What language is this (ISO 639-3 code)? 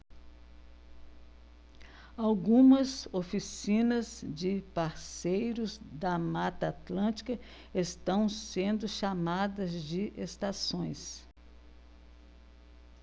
por